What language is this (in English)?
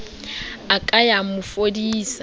Southern Sotho